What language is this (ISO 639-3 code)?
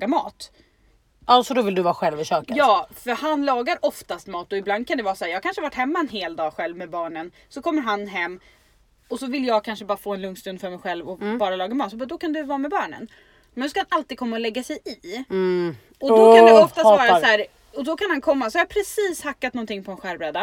swe